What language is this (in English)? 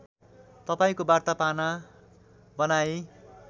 Nepali